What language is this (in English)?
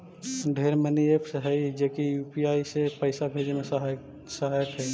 Magahi